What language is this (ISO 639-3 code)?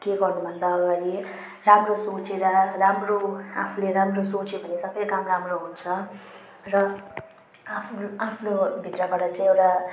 nep